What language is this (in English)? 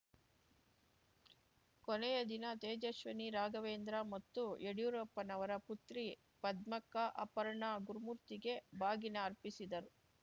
Kannada